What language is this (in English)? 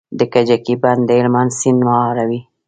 Pashto